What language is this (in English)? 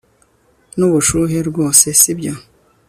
Kinyarwanda